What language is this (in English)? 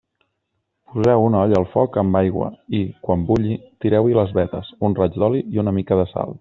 Catalan